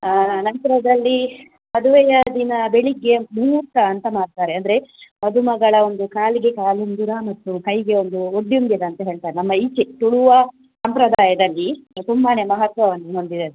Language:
Kannada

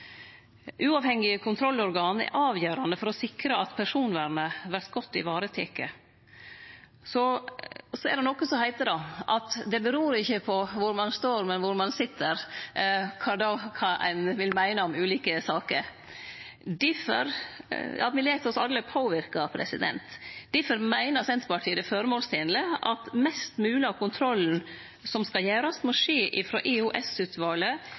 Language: Norwegian Nynorsk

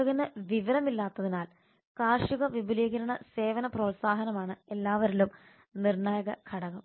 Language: Malayalam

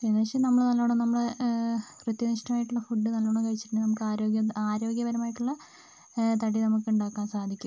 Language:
Malayalam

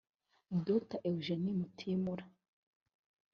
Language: Kinyarwanda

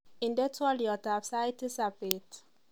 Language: Kalenjin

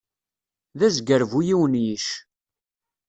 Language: Kabyle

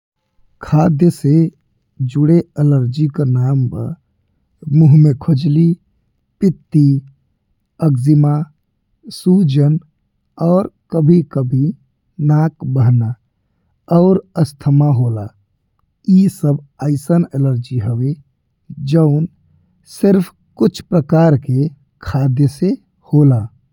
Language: Bhojpuri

